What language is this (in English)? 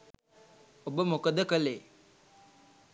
Sinhala